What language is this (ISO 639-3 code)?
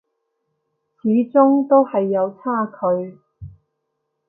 yue